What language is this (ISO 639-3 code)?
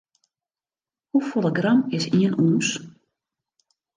fry